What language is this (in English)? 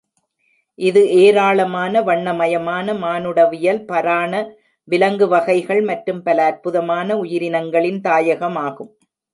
Tamil